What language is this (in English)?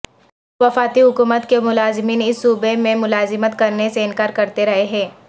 Urdu